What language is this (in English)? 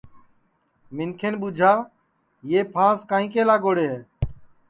Sansi